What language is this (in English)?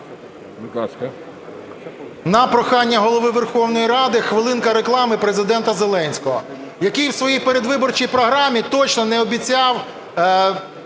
Ukrainian